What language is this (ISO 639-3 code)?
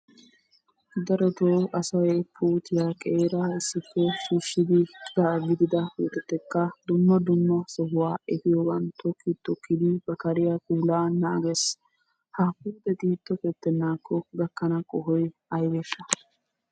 wal